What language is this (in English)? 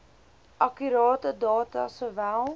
Afrikaans